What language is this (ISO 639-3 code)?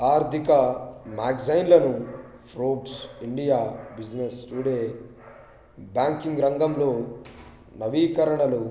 tel